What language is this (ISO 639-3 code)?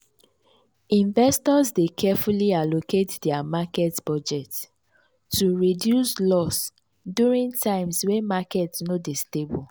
pcm